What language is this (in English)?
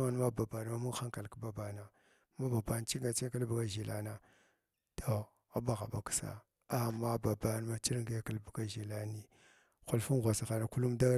Glavda